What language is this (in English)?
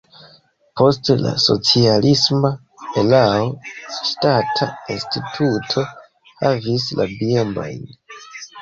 Esperanto